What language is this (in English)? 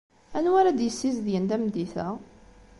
Kabyle